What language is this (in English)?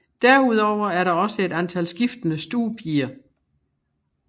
Danish